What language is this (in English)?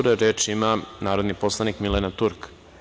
Serbian